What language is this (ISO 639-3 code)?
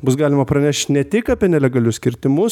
lit